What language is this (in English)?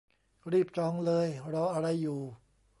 Thai